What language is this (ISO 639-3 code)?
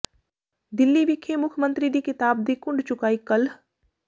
pan